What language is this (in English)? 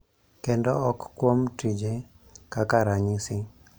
Luo (Kenya and Tanzania)